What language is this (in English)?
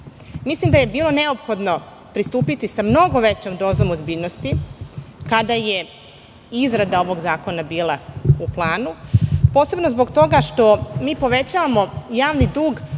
Serbian